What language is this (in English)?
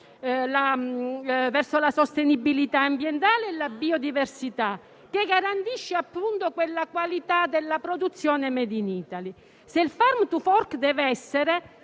Italian